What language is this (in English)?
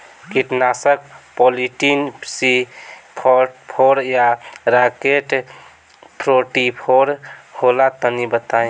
Bhojpuri